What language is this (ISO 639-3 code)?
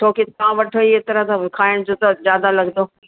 snd